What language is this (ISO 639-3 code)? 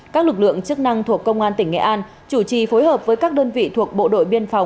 vie